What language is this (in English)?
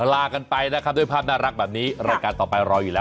Thai